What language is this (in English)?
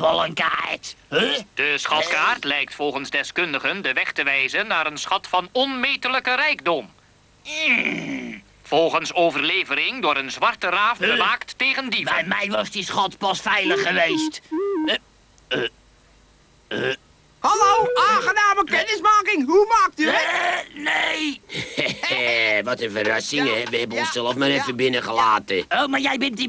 Dutch